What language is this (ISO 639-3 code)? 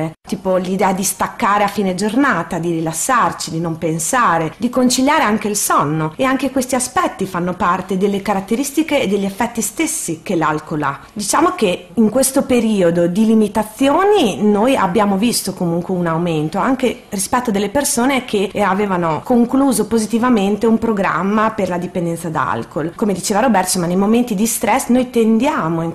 ita